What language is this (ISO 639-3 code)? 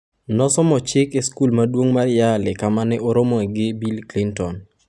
luo